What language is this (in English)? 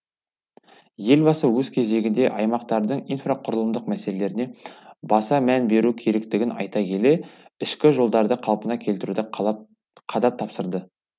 Kazakh